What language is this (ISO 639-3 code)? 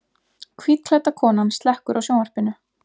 isl